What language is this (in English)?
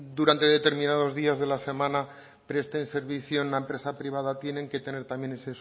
Spanish